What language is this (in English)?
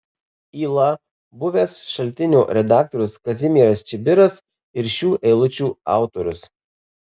Lithuanian